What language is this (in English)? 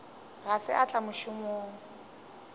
Northern Sotho